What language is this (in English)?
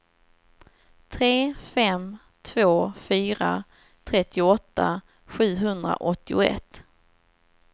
Swedish